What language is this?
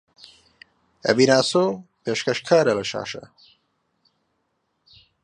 Central Kurdish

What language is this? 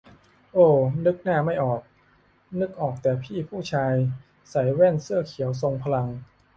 Thai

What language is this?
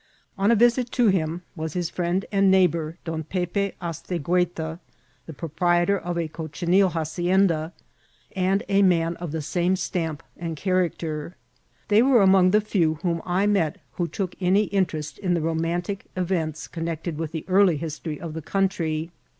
English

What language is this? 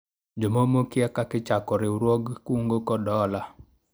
Luo (Kenya and Tanzania)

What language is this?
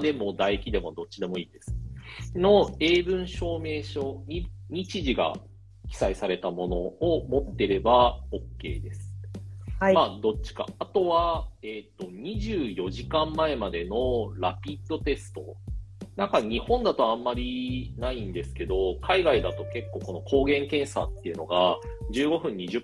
Japanese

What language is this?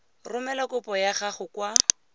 Tswana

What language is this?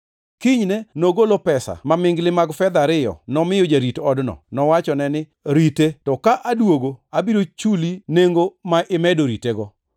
Luo (Kenya and Tanzania)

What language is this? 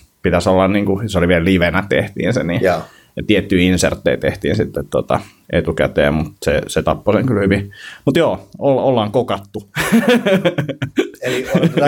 Finnish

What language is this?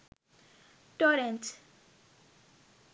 Sinhala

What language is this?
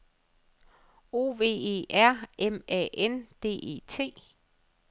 Danish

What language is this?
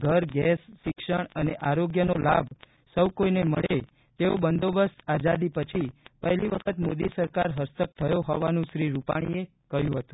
Gujarati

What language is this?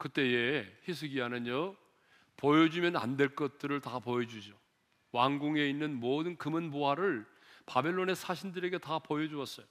Korean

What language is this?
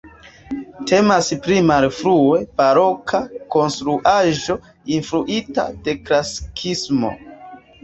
Esperanto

